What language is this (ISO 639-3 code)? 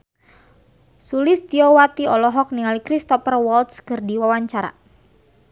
sun